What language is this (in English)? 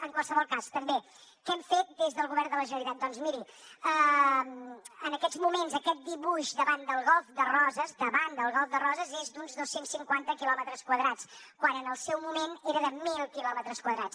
Catalan